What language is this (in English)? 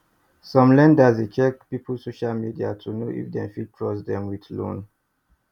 Nigerian Pidgin